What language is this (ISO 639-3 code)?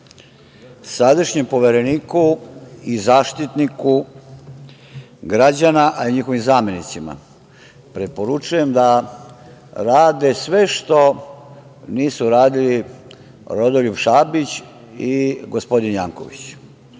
srp